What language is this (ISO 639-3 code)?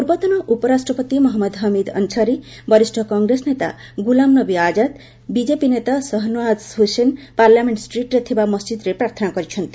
ori